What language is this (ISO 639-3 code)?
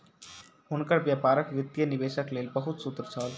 mai